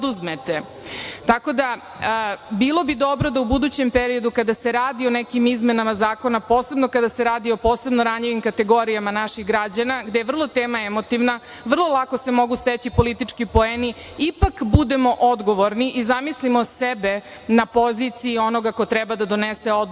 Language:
Serbian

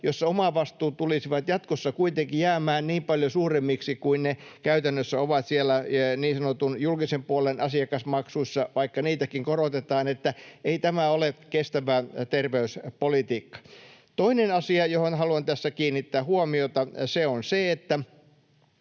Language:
Finnish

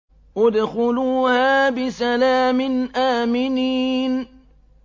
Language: Arabic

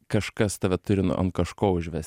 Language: Lithuanian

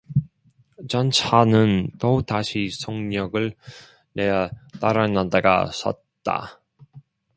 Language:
Korean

